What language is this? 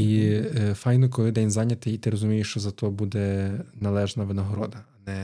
Ukrainian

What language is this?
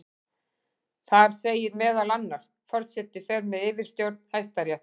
Icelandic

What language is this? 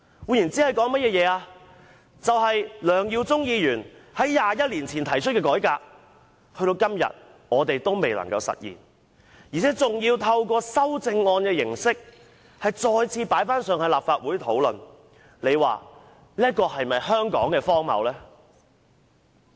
Cantonese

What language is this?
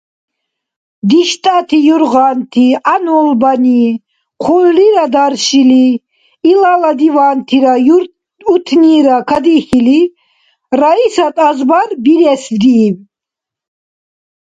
Dargwa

